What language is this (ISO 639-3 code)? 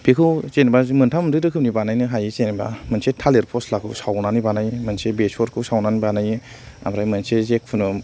brx